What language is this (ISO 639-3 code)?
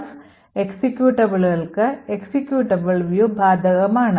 mal